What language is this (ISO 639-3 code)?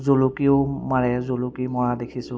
asm